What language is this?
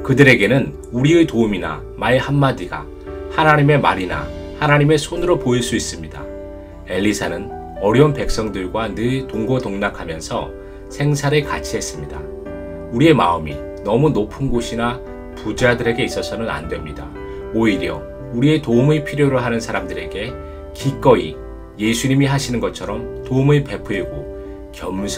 Korean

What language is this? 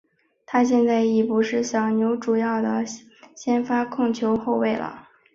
Chinese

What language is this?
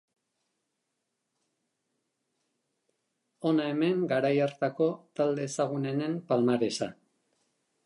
Basque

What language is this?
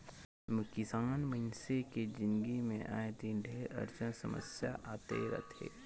Chhattisgarhi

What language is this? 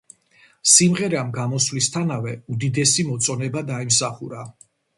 Georgian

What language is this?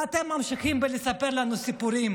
Hebrew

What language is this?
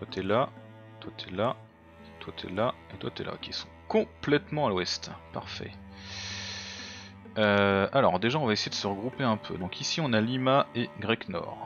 French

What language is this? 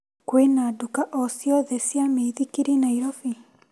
Kikuyu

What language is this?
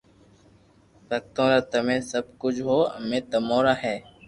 Loarki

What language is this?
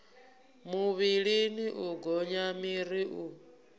Venda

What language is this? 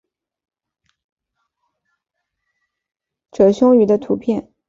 Chinese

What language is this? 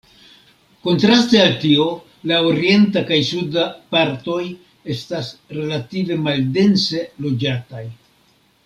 Esperanto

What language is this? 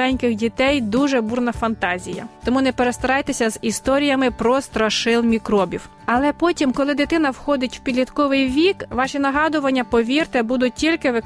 Ukrainian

